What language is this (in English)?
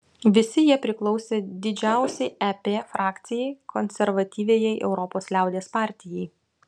Lithuanian